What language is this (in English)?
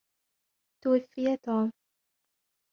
Arabic